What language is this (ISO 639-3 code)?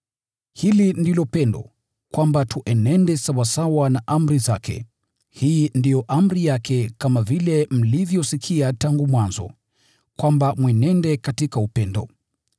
swa